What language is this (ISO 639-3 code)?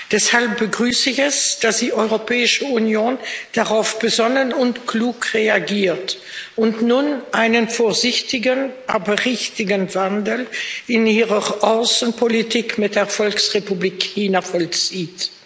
deu